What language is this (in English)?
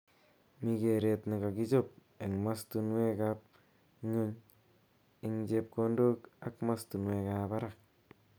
Kalenjin